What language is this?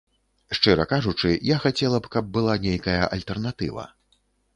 Belarusian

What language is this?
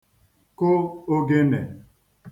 Igbo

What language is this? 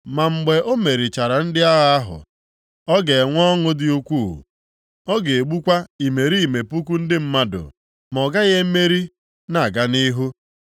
Igbo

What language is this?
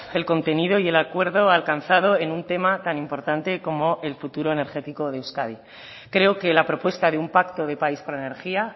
Spanish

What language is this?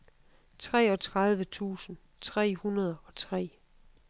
Danish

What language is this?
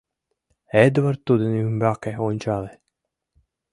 Mari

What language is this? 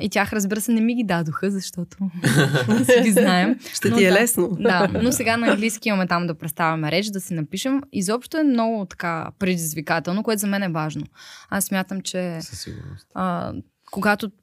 Bulgarian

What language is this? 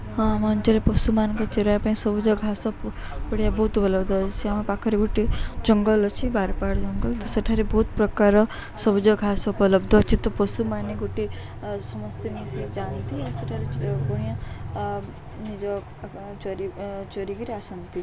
Odia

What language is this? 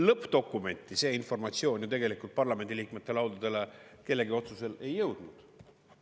Estonian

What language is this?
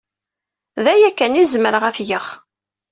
Kabyle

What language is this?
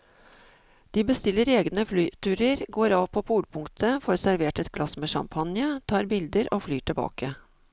Norwegian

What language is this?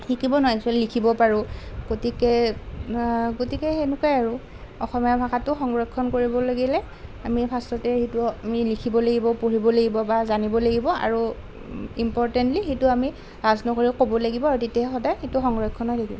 Assamese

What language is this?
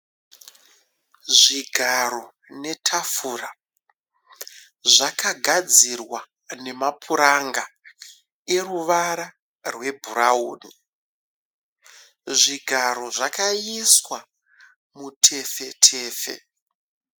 Shona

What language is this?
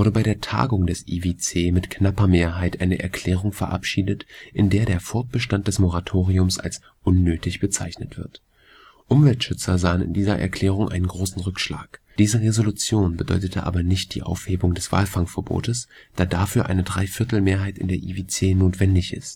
German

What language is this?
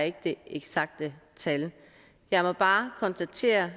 Danish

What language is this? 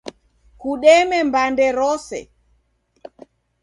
Taita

